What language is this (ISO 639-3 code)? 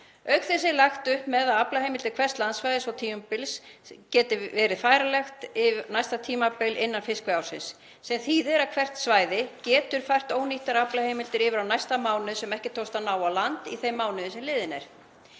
isl